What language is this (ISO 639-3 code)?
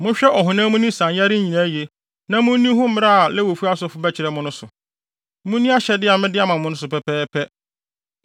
aka